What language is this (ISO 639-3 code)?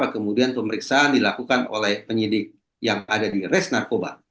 ind